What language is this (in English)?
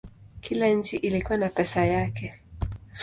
Swahili